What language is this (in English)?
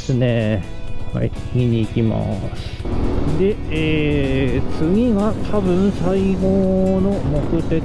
Japanese